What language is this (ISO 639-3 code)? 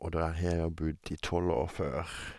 nor